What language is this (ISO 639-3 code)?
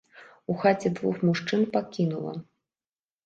bel